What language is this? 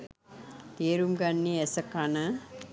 Sinhala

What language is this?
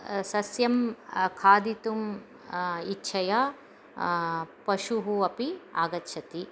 Sanskrit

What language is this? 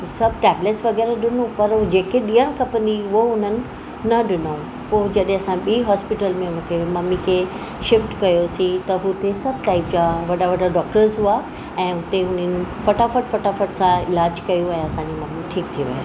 Sindhi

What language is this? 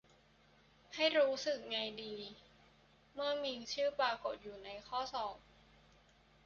Thai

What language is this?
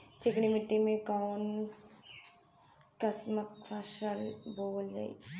Bhojpuri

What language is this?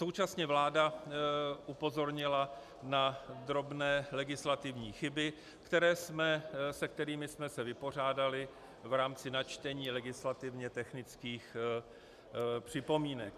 Czech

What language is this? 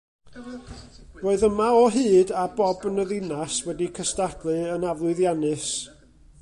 Welsh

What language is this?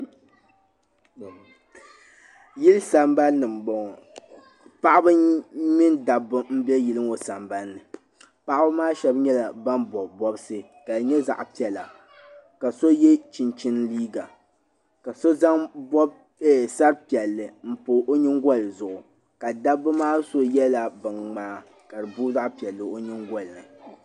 Dagbani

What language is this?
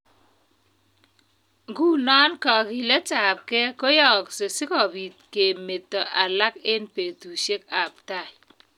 Kalenjin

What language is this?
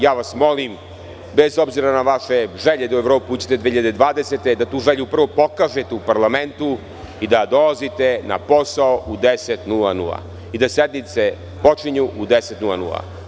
Serbian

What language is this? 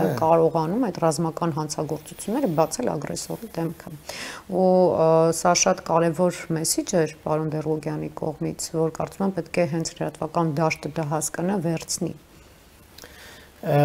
Romanian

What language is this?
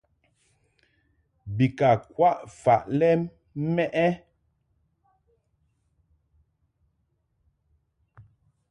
Mungaka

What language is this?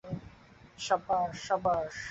Bangla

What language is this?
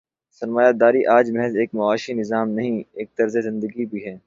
Urdu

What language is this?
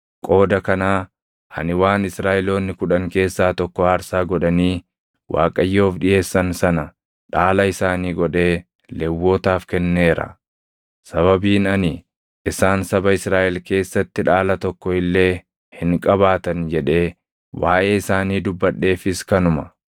Oromo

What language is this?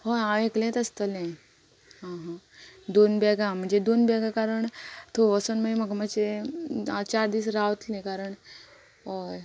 Konkani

